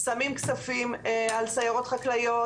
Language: Hebrew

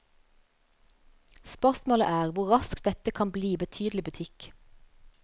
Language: Norwegian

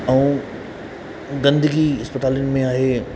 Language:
Sindhi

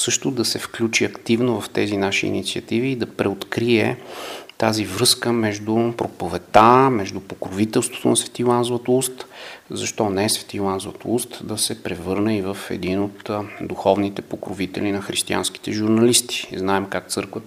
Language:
Bulgarian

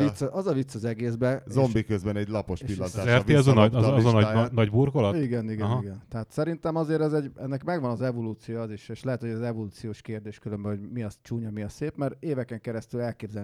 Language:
Hungarian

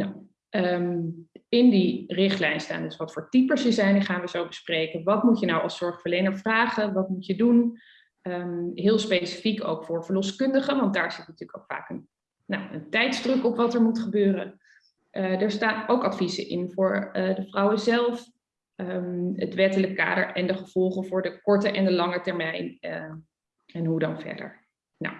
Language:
Dutch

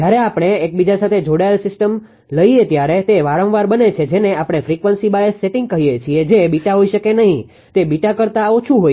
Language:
Gujarati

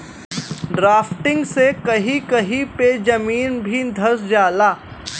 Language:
Bhojpuri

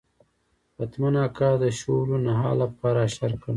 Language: Pashto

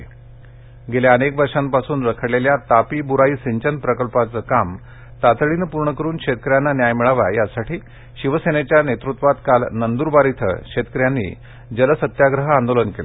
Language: Marathi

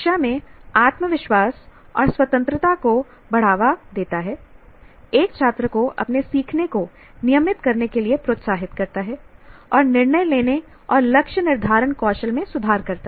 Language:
Hindi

